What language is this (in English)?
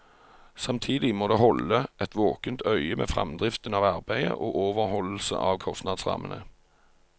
Norwegian